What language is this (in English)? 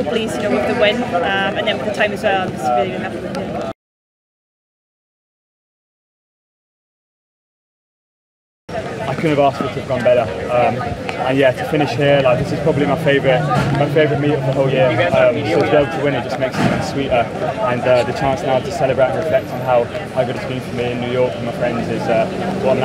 English